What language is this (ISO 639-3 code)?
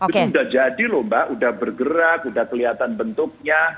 ind